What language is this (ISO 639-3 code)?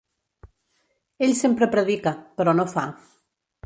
cat